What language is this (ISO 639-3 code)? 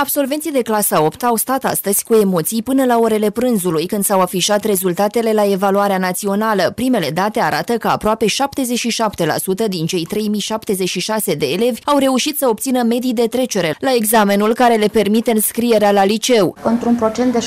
ron